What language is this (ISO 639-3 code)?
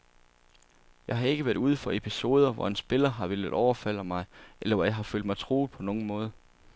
dan